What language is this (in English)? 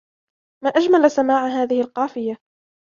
Arabic